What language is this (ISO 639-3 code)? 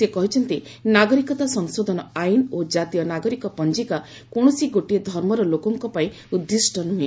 ori